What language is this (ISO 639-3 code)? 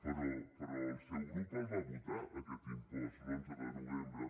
cat